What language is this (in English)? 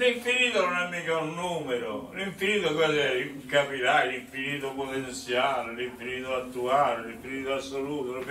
Italian